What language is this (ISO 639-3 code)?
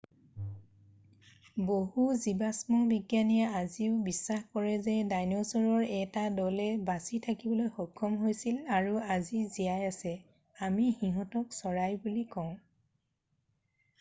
asm